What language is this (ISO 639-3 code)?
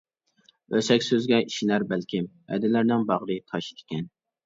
uig